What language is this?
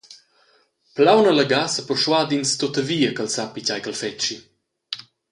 Romansh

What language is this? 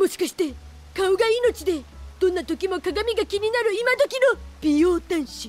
Japanese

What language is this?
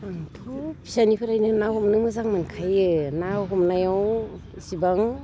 Bodo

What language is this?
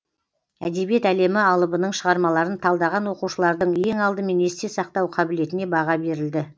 Kazakh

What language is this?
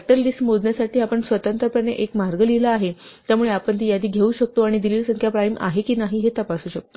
Marathi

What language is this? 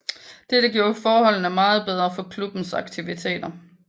Danish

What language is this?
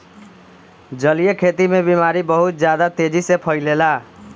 Bhojpuri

